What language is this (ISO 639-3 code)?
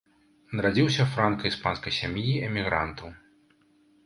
bel